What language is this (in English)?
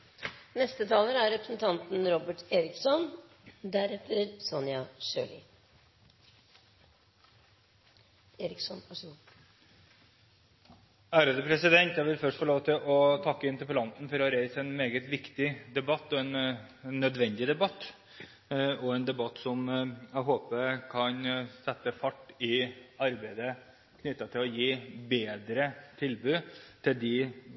Norwegian Bokmål